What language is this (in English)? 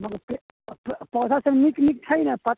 Maithili